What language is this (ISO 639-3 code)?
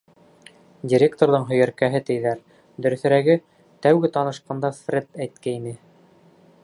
bak